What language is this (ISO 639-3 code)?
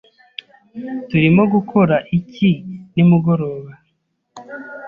kin